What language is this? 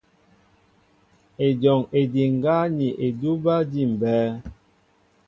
Mbo (Cameroon)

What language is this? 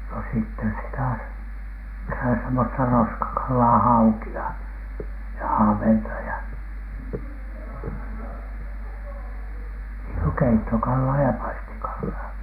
Finnish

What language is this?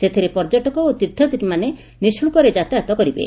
Odia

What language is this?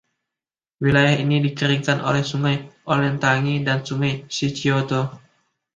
Indonesian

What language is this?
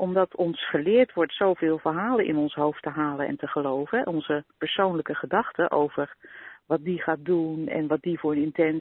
Dutch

